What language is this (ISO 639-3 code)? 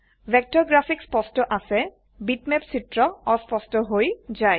asm